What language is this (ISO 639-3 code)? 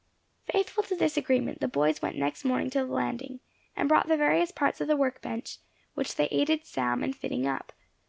eng